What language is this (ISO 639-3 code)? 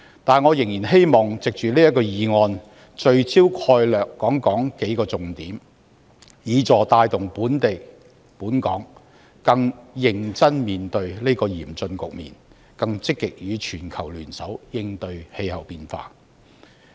yue